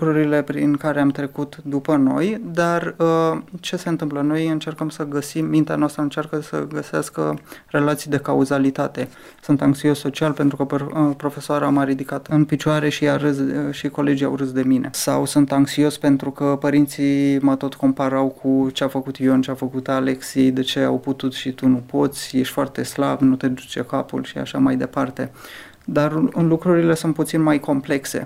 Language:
Romanian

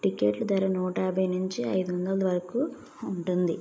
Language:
Telugu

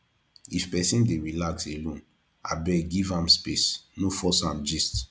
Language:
Nigerian Pidgin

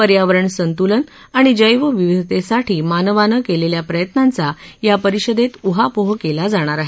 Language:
Marathi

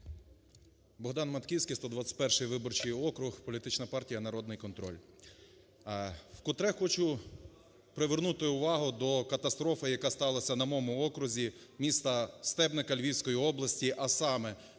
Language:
Ukrainian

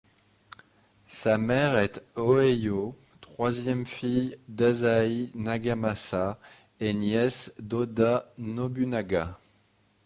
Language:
French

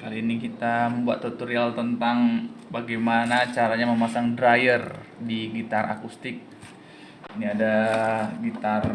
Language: Indonesian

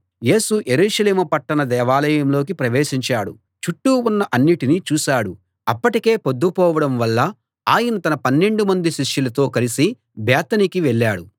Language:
Telugu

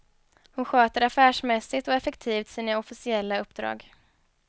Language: Swedish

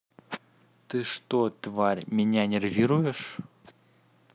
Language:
Russian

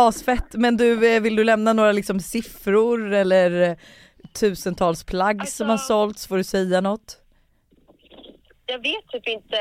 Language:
Swedish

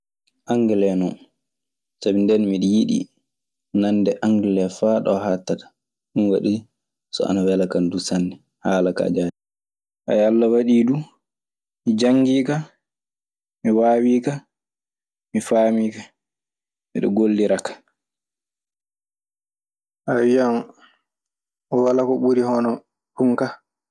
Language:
Maasina Fulfulde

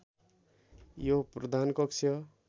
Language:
Nepali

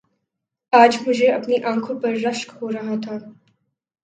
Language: Urdu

